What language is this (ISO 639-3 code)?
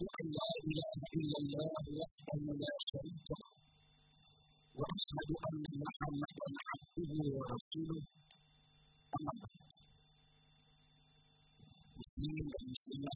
msa